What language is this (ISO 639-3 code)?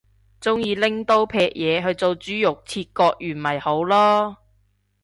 yue